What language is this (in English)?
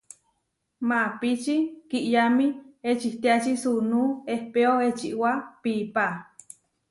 Huarijio